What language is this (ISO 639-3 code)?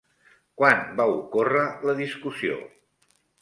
cat